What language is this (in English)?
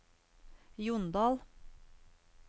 Norwegian